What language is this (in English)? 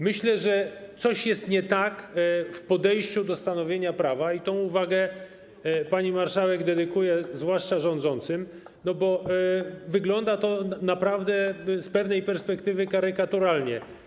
Polish